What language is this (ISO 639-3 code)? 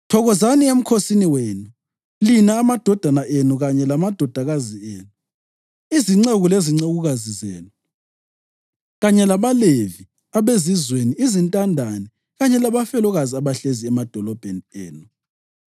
nde